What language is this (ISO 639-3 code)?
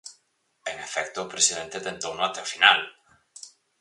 glg